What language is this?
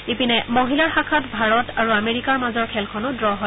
Assamese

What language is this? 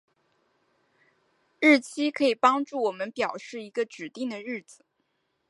Chinese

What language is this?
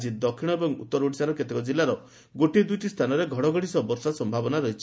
Odia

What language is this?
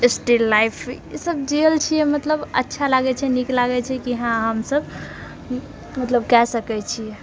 Maithili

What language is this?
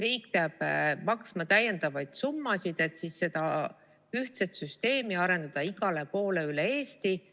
Estonian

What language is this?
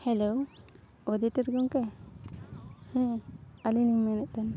Santali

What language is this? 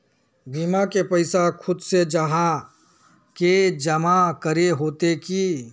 Magahi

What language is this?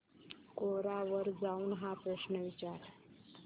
Marathi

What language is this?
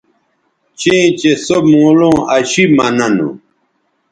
Bateri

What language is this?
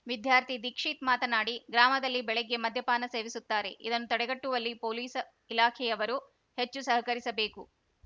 Kannada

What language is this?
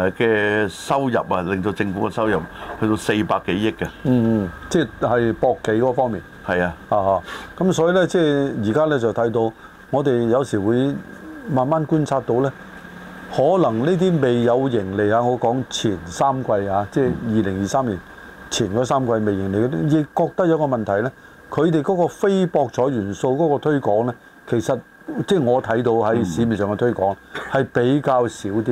Chinese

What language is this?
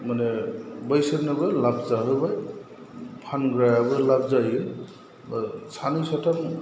Bodo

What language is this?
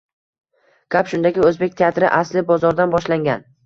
Uzbek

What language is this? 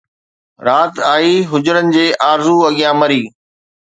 Sindhi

